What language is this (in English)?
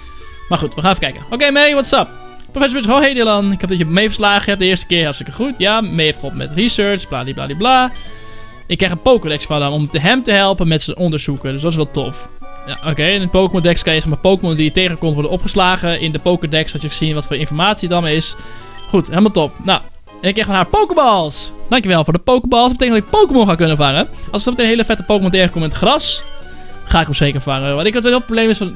Dutch